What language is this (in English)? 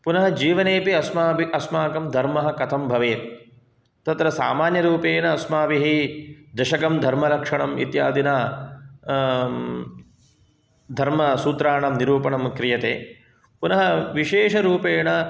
Sanskrit